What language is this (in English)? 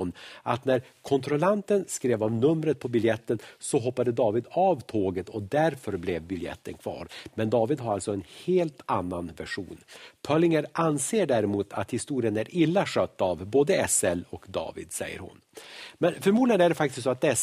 Swedish